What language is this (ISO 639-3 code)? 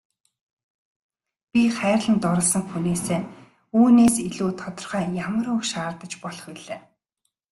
mon